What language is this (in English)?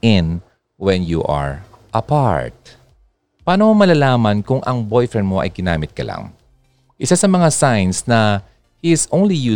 Filipino